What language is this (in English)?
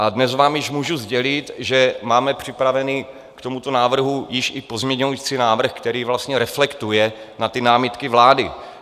Czech